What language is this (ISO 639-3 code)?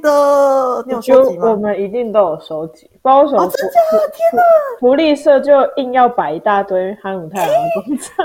zho